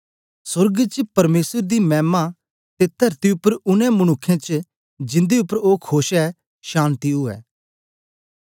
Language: Dogri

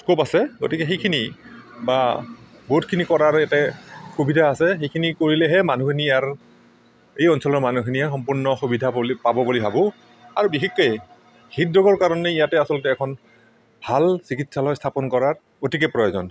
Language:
Assamese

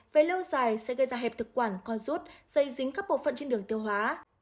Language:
Vietnamese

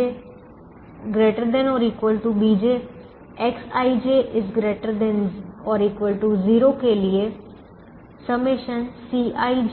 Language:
Hindi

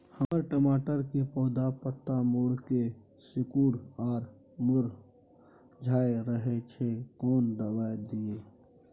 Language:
Maithili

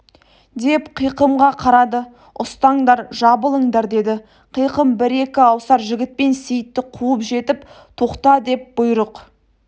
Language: Kazakh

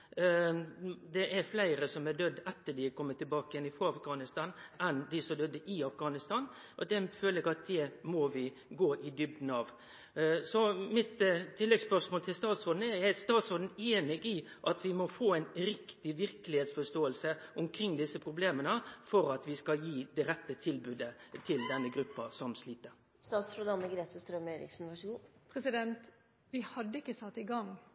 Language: Norwegian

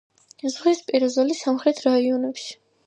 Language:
Georgian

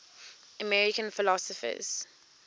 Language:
English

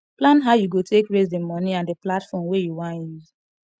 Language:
Nigerian Pidgin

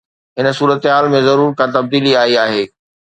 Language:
Sindhi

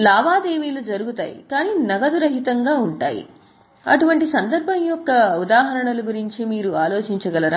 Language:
Telugu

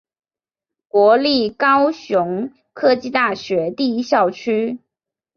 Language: Chinese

